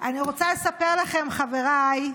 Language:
Hebrew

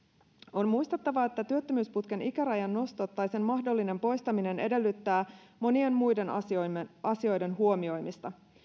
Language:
Finnish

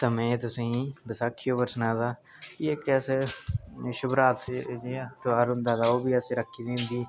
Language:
Dogri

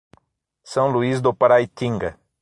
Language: Portuguese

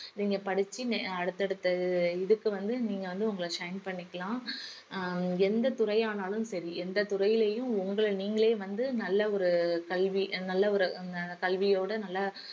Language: Tamil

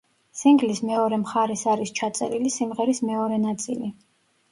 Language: Georgian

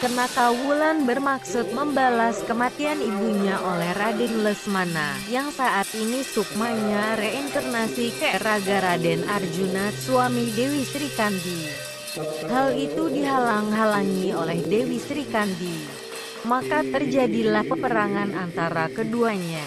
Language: Indonesian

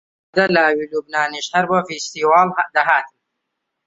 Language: Central Kurdish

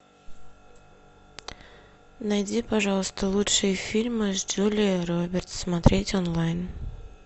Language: Russian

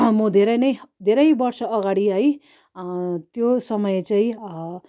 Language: Nepali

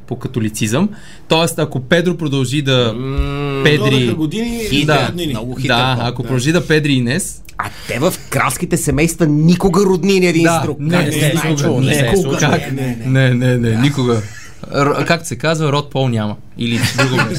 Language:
Bulgarian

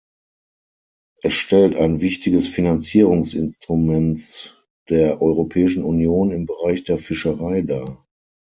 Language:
German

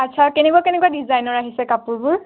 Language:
Assamese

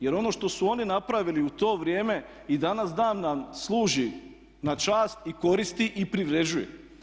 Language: Croatian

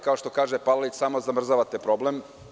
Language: Serbian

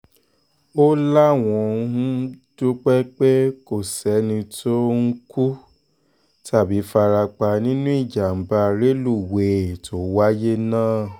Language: Yoruba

